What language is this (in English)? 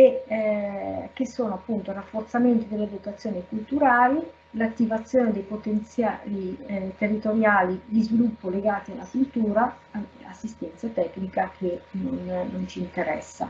Italian